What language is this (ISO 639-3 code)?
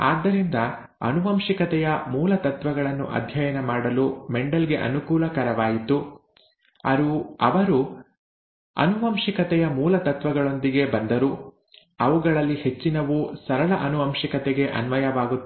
kan